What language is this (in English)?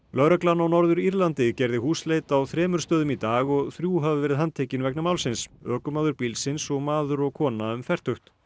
Icelandic